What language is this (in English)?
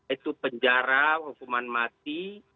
Indonesian